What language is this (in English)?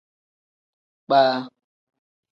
Tem